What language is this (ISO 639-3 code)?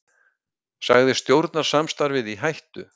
isl